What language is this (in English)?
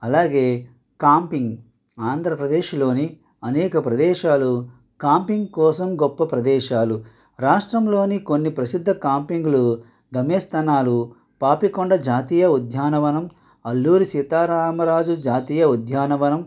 Telugu